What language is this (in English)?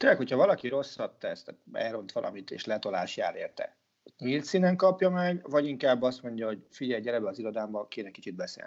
Hungarian